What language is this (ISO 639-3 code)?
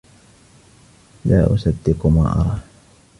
ara